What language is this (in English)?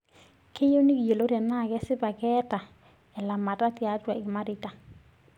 Masai